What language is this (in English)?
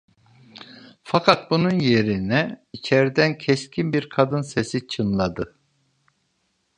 Turkish